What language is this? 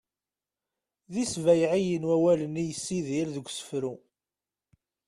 Kabyle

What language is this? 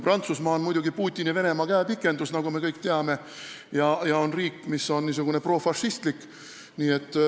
Estonian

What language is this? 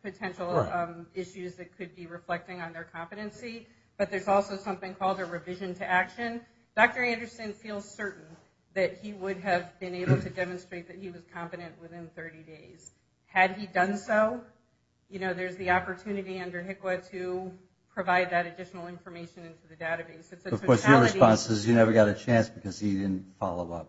English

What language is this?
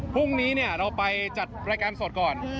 Thai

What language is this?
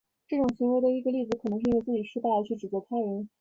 Chinese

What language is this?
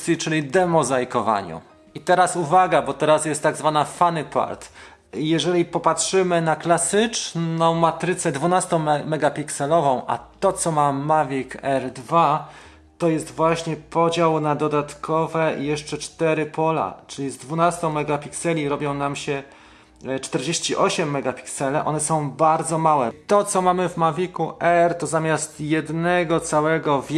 Polish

